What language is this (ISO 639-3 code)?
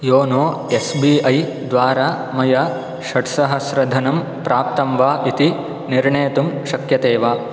san